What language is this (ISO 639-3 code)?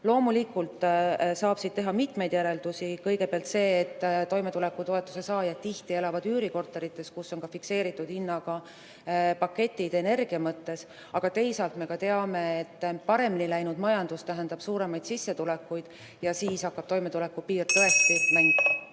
est